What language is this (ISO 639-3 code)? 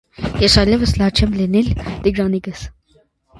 hye